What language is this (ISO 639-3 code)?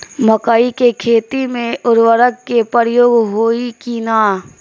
bho